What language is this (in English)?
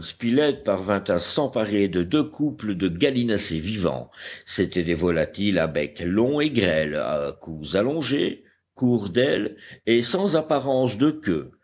French